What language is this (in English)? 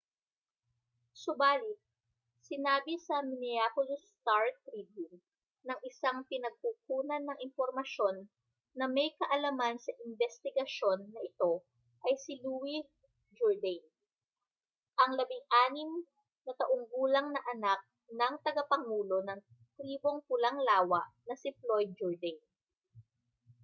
Filipino